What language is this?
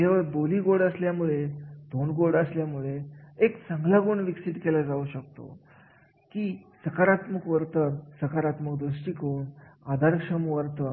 Marathi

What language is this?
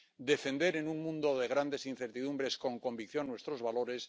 Spanish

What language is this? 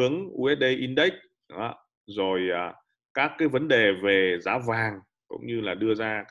Vietnamese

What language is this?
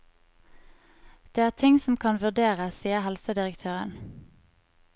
Norwegian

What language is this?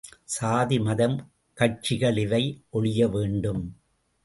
Tamil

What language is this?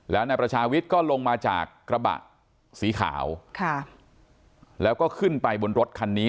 Thai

